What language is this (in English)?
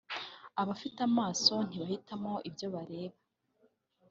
Kinyarwanda